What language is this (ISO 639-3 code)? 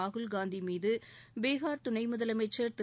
tam